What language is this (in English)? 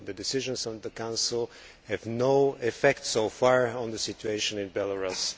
English